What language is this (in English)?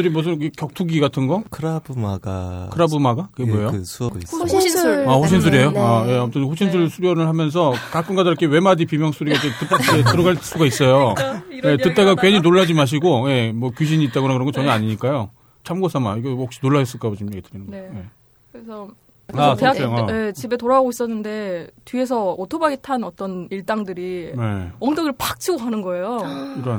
Korean